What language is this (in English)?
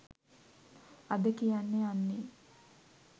Sinhala